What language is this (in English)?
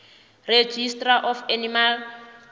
South Ndebele